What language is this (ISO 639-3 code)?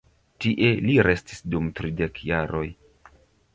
epo